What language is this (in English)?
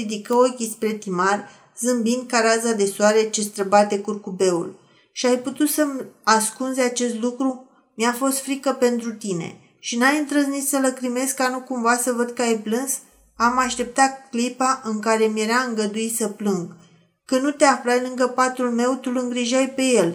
Romanian